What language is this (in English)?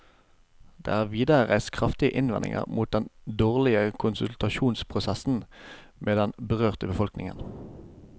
Norwegian